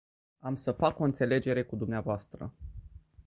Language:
Romanian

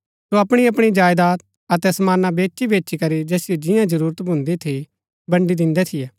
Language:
Gaddi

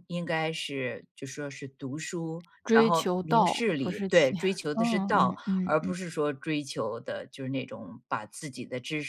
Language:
Chinese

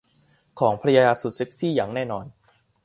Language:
Thai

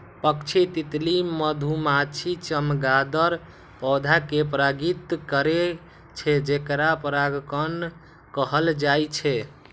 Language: Maithili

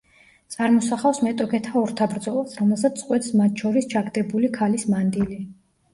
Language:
Georgian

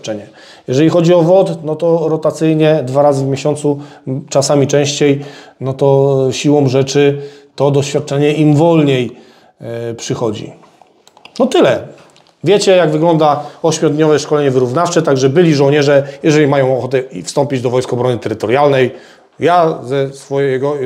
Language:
Polish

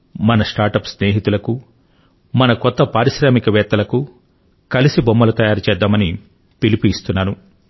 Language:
Telugu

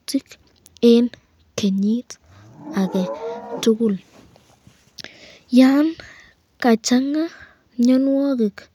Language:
Kalenjin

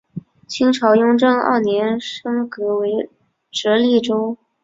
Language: Chinese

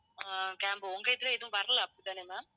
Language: Tamil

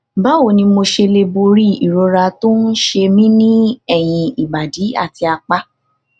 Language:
Yoruba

